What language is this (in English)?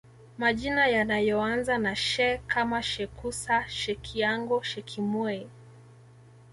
Swahili